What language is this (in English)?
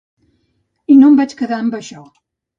Catalan